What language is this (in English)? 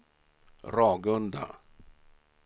Swedish